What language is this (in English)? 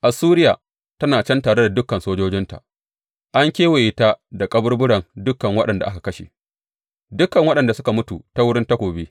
Hausa